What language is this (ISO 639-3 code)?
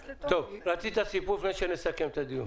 heb